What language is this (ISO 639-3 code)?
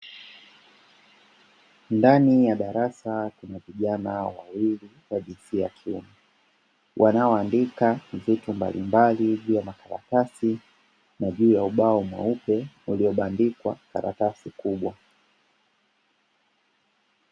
swa